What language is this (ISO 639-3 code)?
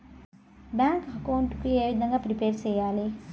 tel